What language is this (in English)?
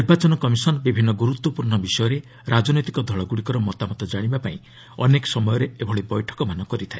Odia